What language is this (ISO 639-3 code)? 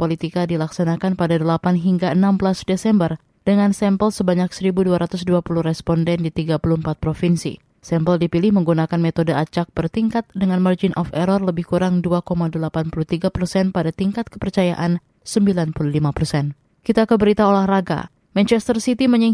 ind